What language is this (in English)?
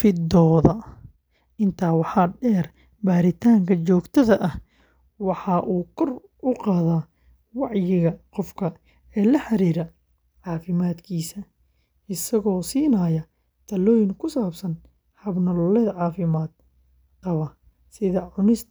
Somali